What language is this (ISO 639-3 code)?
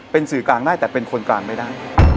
tha